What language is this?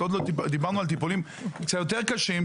Hebrew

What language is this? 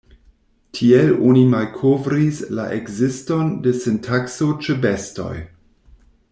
Esperanto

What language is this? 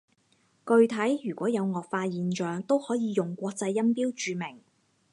Cantonese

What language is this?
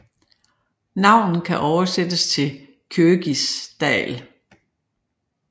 Danish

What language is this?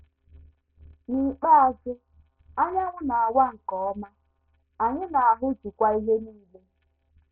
Igbo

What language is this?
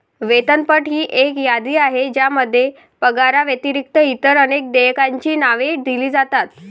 Marathi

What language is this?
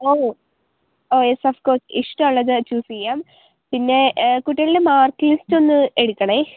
Malayalam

